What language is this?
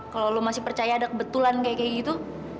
Indonesian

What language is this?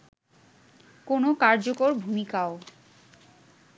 Bangla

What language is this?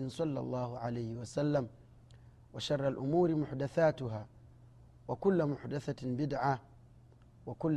Swahili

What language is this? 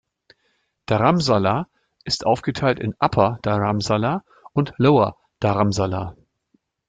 German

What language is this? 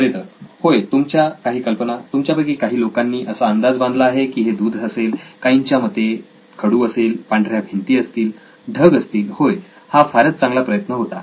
Marathi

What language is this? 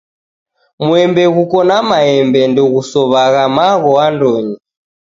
Taita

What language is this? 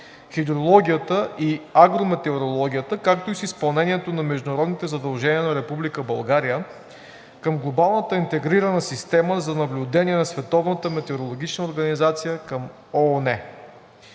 Bulgarian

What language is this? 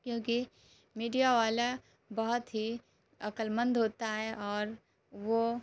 Urdu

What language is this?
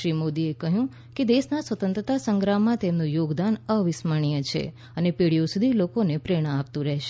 Gujarati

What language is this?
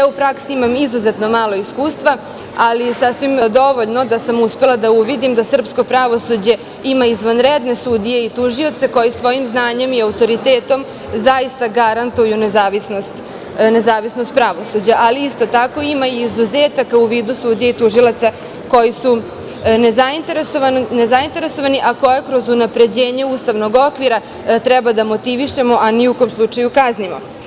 Serbian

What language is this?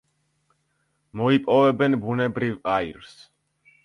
Georgian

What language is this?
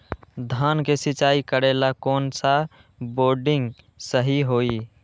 Magahi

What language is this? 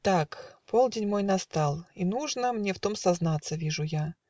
Russian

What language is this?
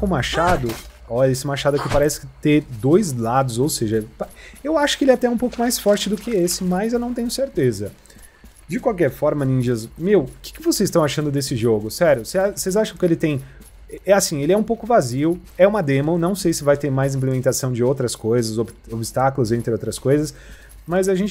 Portuguese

